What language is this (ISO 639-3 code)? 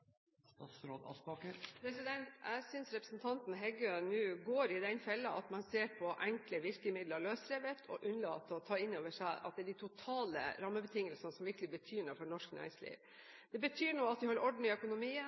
nor